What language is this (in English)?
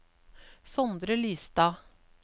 Norwegian